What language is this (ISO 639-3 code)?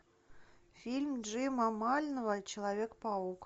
rus